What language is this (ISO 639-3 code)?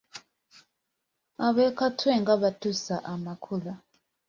lug